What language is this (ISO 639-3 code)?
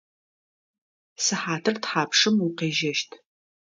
ady